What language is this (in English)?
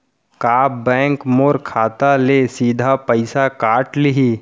Chhattisgarhi